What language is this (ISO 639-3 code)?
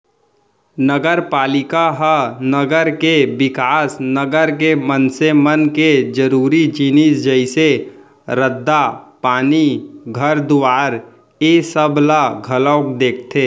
hne